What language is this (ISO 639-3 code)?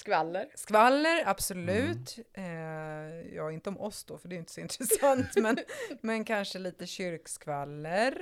swe